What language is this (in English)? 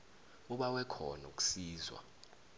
South Ndebele